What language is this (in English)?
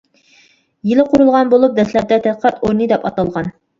Uyghur